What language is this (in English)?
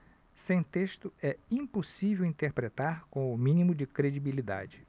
Portuguese